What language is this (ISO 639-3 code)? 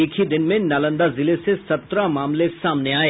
hin